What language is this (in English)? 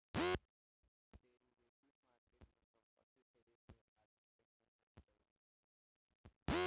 Bhojpuri